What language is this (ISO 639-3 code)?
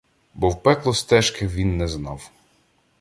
ukr